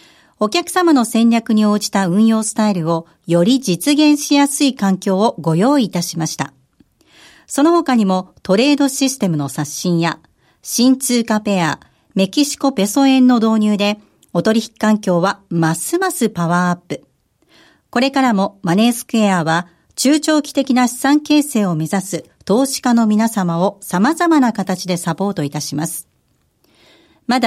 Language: Japanese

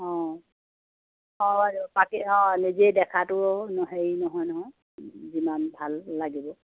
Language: Assamese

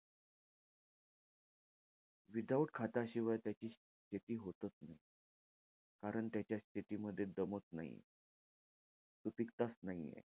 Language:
Marathi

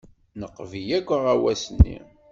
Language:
Kabyle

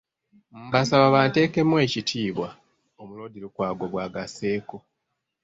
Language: Ganda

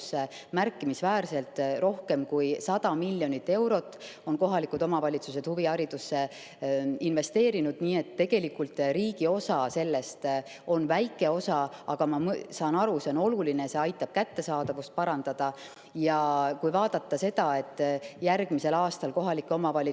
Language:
Estonian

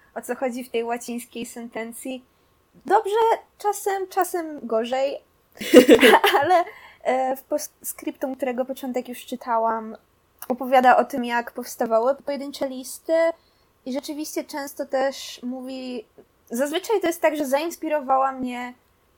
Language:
Polish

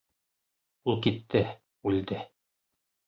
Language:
Bashkir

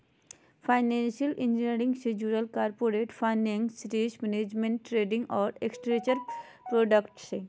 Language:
Magahi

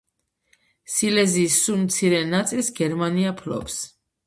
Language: Georgian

